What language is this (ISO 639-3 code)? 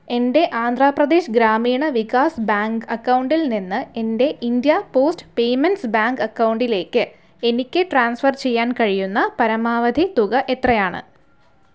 mal